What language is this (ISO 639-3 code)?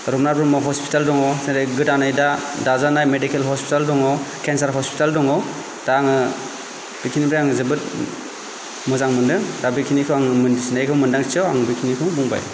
brx